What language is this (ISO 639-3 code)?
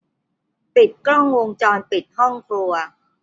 tha